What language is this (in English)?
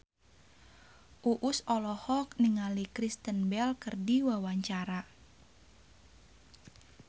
Sundanese